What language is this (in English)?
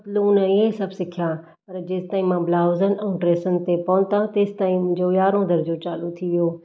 Sindhi